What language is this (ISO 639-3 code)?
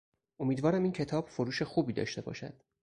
fas